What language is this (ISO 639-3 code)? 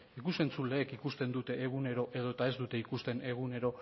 eus